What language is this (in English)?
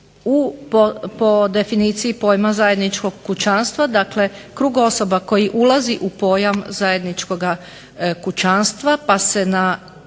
Croatian